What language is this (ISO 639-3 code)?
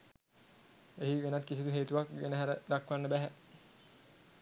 sin